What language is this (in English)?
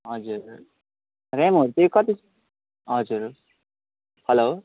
Nepali